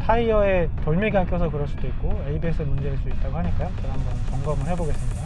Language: Korean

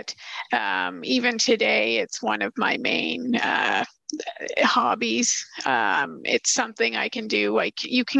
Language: English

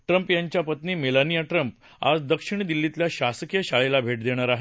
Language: Marathi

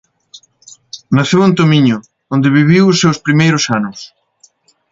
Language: Galician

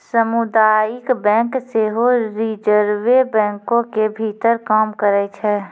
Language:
Maithili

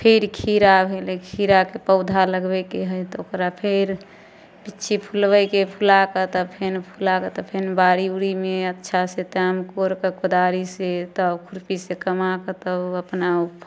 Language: Maithili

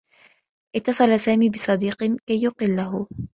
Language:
Arabic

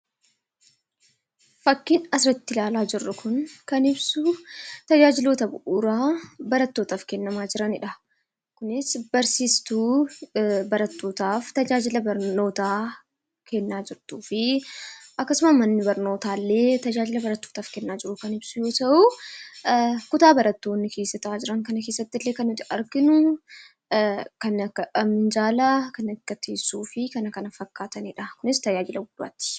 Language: Oromo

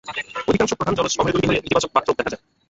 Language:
Bangla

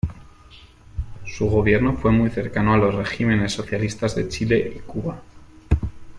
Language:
Spanish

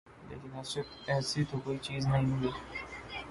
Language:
Urdu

